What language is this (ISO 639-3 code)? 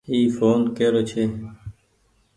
gig